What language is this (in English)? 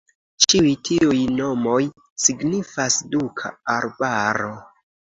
Esperanto